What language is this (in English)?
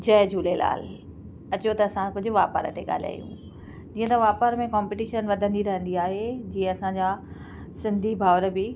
Sindhi